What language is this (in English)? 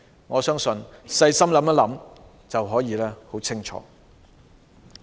Cantonese